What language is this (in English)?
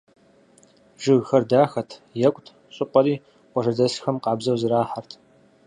Kabardian